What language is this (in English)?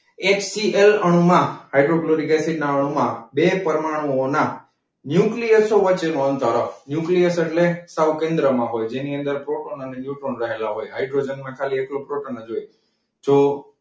Gujarati